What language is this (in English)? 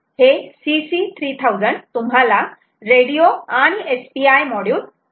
Marathi